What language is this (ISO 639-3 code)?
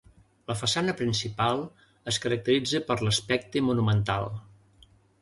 cat